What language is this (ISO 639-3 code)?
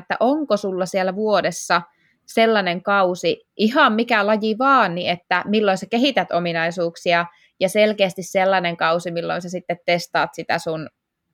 fin